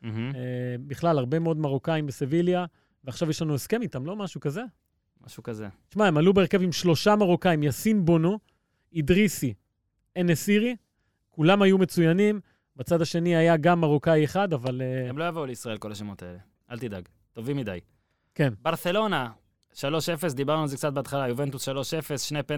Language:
Hebrew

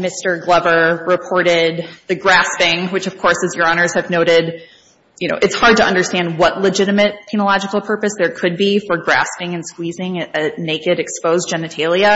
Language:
English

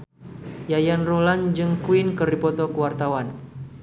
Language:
Sundanese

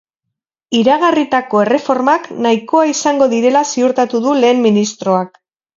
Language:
Basque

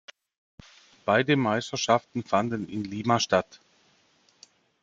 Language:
German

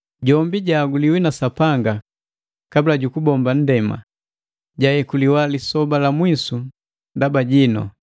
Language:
Matengo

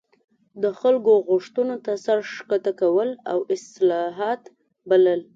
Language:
Pashto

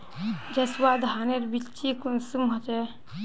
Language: Magahi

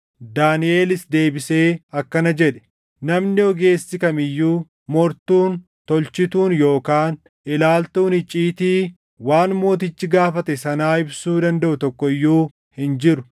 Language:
Oromo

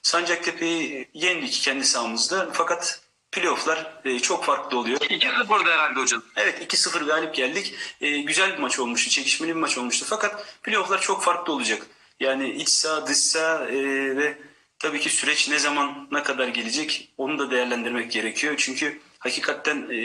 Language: Turkish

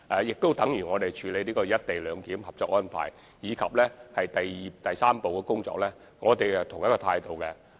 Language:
Cantonese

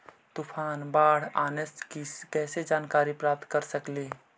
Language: Magahi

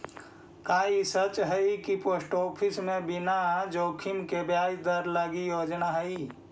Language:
Magahi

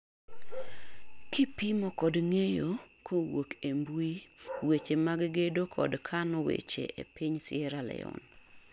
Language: Luo (Kenya and Tanzania)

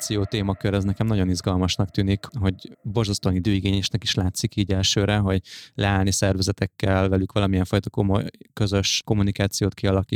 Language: Hungarian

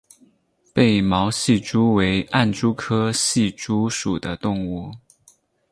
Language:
Chinese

